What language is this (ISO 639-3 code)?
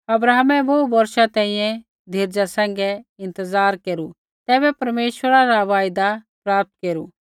kfx